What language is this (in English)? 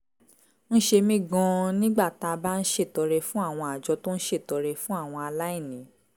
Yoruba